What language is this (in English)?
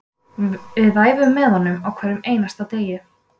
Icelandic